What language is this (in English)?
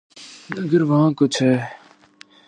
Urdu